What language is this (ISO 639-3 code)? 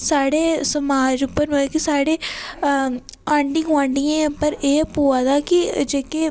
doi